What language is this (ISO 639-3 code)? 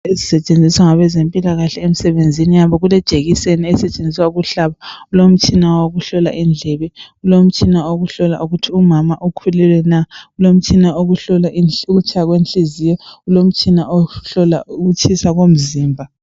nde